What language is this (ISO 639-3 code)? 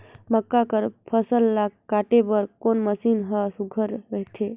hne